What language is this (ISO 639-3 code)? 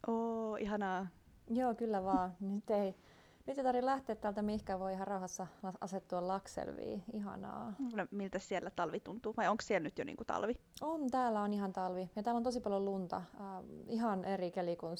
fin